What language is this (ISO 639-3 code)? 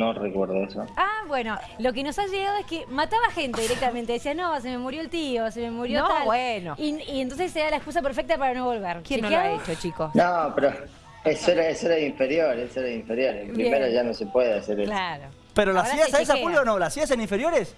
spa